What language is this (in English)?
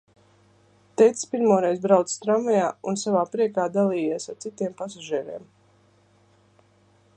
Latvian